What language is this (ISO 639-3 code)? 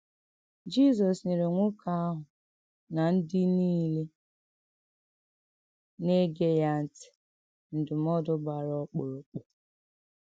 ibo